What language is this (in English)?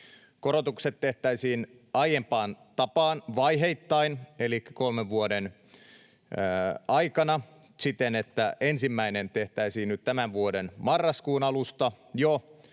Finnish